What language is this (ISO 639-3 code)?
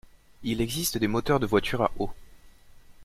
fra